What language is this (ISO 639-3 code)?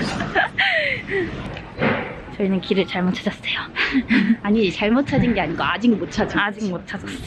kor